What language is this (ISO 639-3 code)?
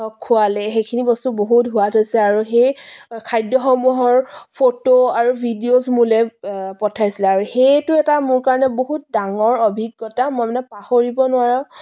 asm